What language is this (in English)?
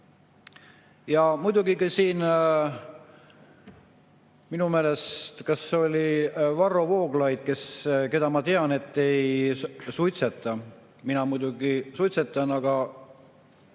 Estonian